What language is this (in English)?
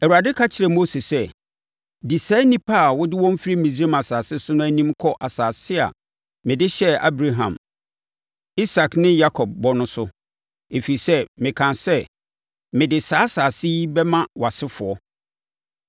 Akan